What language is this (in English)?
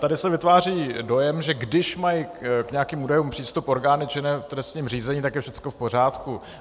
Czech